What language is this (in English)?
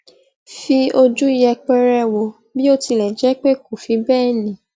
Yoruba